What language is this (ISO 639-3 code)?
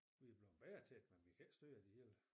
dan